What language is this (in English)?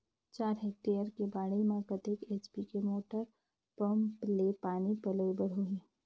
Chhattisgarhi